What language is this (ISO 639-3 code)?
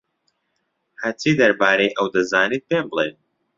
ckb